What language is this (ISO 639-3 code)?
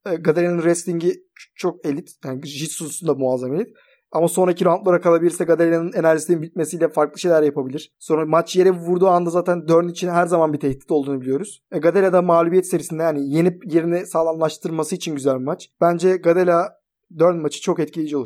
tur